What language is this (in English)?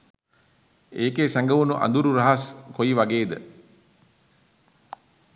Sinhala